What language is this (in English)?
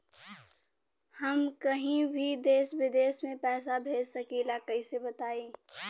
Bhojpuri